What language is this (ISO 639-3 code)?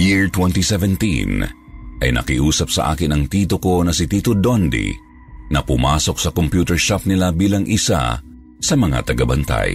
fil